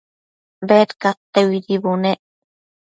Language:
Matsés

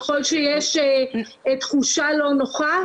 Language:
Hebrew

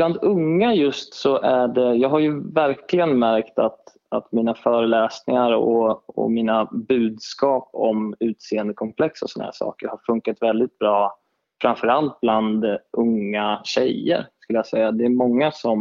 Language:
Swedish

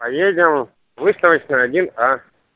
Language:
Russian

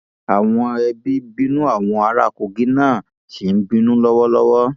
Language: Yoruba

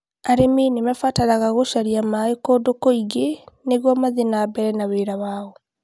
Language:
Kikuyu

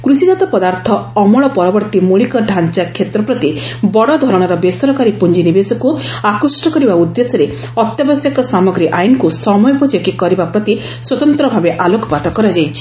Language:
Odia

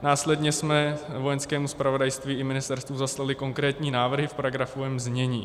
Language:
Czech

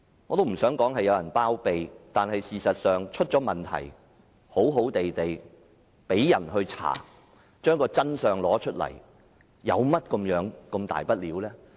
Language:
Cantonese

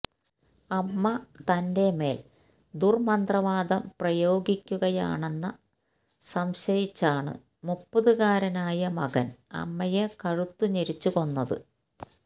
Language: Malayalam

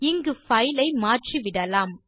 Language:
Tamil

